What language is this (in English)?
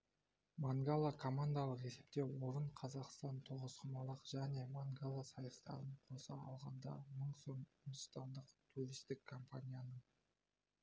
Kazakh